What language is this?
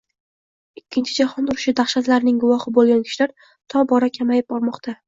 Uzbek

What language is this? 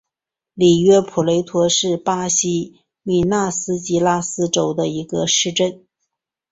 Chinese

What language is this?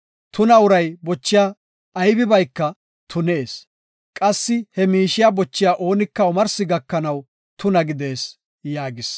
Gofa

